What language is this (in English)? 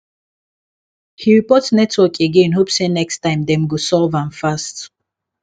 Nigerian Pidgin